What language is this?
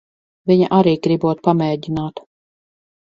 Latvian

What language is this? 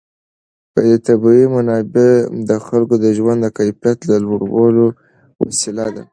Pashto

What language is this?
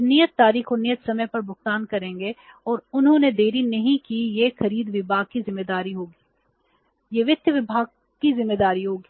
Hindi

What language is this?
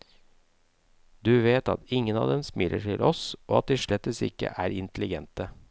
Norwegian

